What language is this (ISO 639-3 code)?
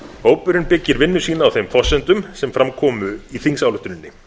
isl